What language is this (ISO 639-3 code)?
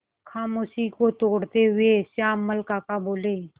hin